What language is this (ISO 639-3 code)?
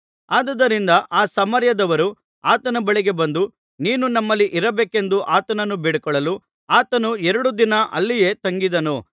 kan